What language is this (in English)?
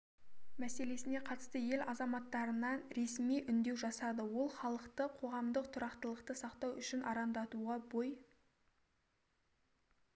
Kazakh